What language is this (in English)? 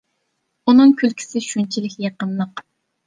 Uyghur